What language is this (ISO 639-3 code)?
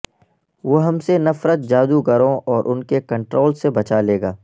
urd